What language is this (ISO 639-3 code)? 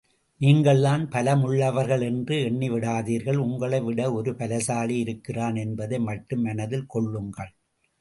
tam